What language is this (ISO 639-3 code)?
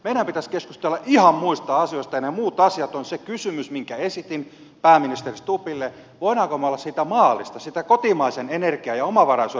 fin